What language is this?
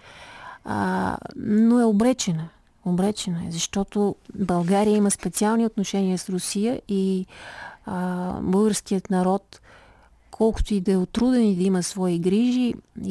Bulgarian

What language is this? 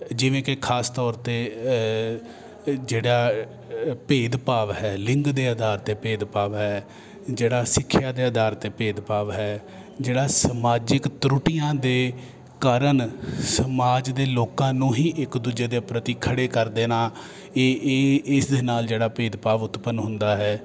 Punjabi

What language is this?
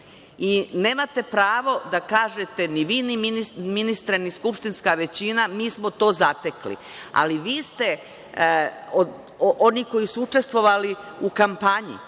Serbian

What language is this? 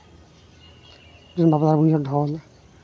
Santali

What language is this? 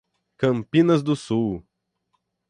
Portuguese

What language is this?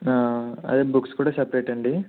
Telugu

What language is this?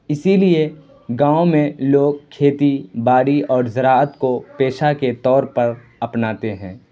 Urdu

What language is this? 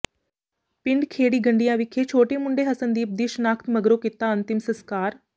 Punjabi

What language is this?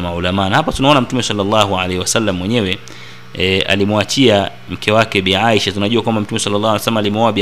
Swahili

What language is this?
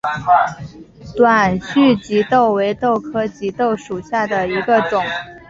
Chinese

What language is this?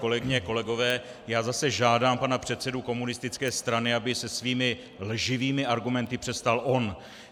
Czech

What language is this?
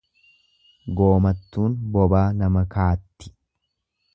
Oromo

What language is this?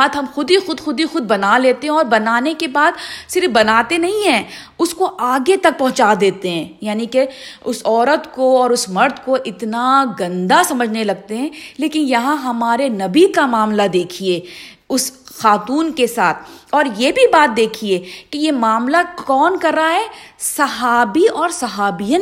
Urdu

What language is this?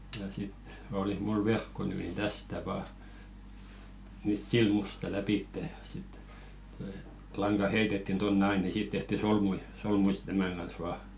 Finnish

